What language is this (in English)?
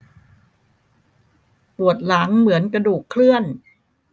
Thai